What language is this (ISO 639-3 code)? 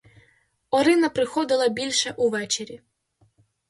ukr